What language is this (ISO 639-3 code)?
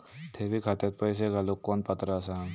mar